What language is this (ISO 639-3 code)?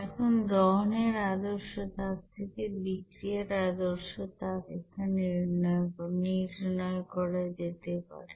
ben